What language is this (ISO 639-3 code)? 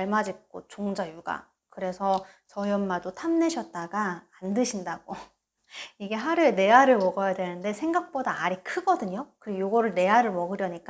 kor